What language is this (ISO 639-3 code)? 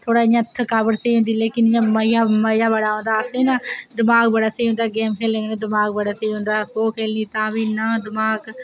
doi